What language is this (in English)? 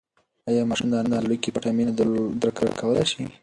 Pashto